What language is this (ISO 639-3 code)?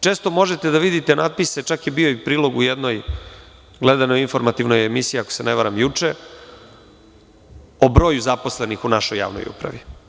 srp